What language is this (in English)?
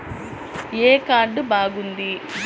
Telugu